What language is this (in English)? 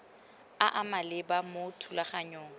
Tswana